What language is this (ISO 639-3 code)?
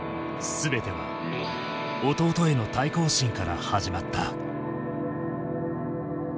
jpn